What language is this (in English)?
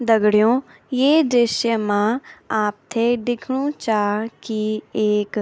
Garhwali